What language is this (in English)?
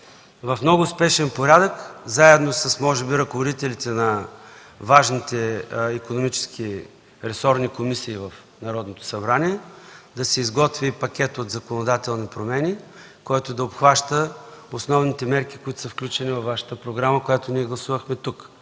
Bulgarian